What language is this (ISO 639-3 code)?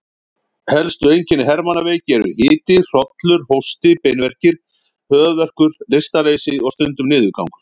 isl